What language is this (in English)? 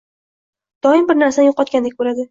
Uzbek